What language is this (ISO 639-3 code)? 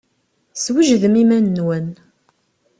kab